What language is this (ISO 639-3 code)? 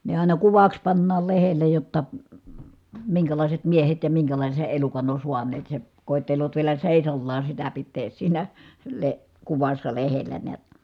fin